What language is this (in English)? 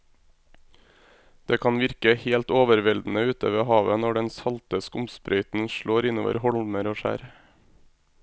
Norwegian